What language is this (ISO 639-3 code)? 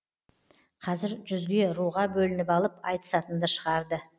kaz